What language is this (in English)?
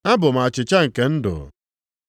Igbo